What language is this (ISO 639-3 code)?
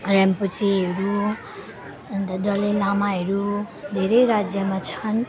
nep